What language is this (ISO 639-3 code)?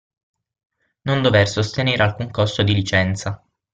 ita